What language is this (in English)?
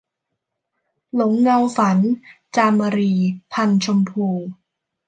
Thai